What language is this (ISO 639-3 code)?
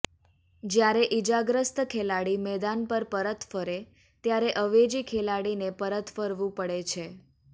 guj